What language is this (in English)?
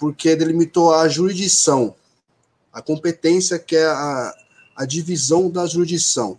Portuguese